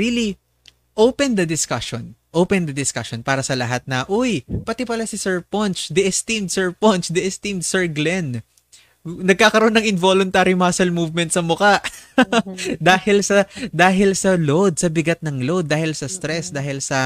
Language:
Filipino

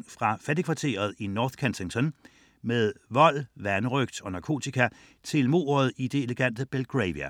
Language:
Danish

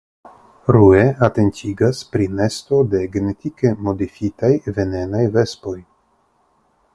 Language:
Esperanto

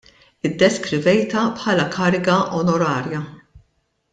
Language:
Maltese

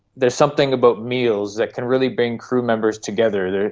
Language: English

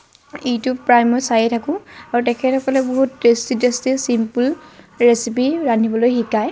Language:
Assamese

